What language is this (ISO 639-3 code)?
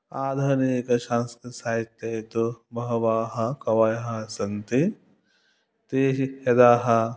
san